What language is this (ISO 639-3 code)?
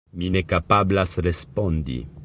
epo